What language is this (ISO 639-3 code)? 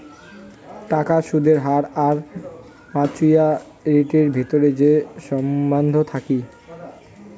ben